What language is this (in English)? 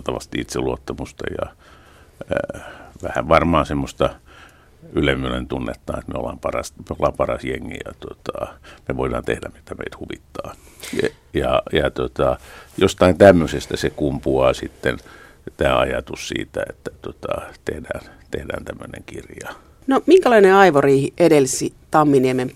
Finnish